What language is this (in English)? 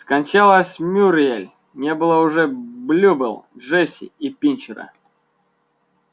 Russian